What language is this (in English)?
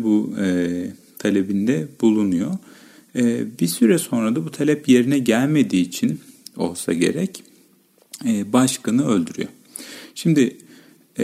Turkish